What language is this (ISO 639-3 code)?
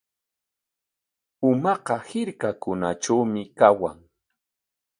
qwa